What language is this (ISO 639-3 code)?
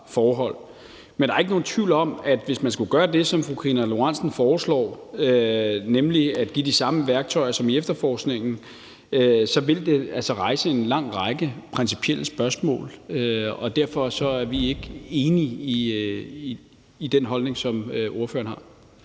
dan